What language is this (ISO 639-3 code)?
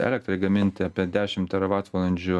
lit